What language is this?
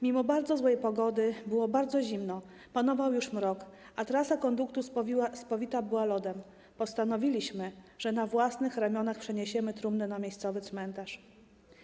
Polish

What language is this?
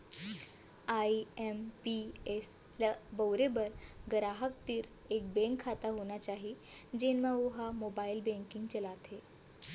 Chhattisgarhi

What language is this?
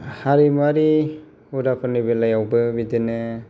Bodo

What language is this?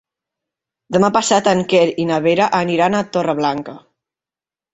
Catalan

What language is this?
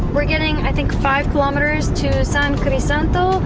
English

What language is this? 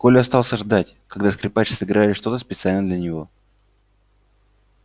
Russian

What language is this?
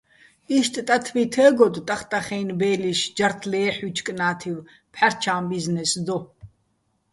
Bats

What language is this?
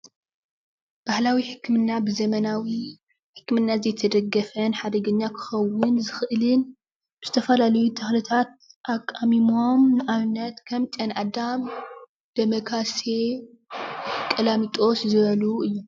Tigrinya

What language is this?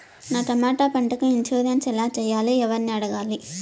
Telugu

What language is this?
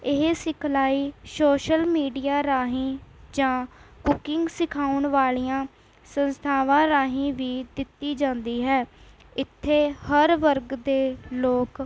Punjabi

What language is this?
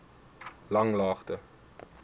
Afrikaans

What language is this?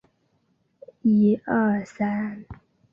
Chinese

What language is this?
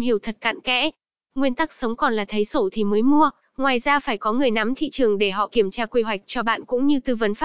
Vietnamese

